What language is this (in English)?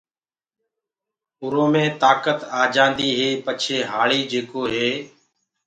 Gurgula